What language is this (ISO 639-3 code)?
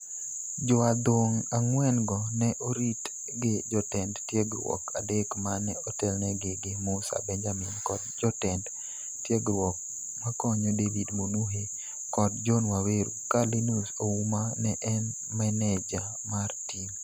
luo